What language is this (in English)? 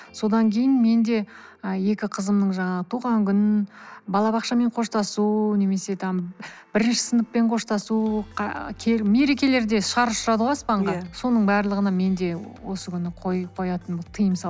Kazakh